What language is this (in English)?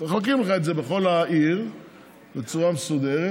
Hebrew